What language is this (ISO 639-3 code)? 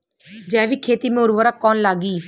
bho